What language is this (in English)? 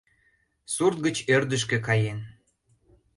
Mari